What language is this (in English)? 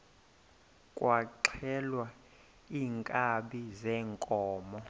Xhosa